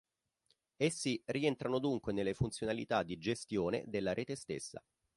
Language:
Italian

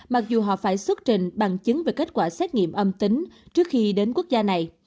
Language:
Vietnamese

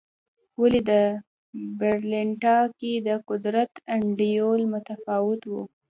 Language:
Pashto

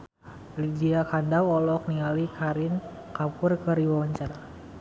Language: Sundanese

